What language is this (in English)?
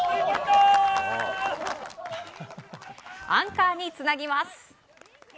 Japanese